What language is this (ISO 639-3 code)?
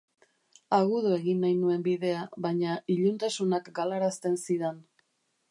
eus